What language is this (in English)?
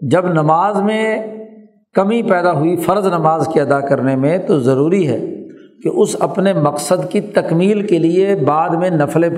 Urdu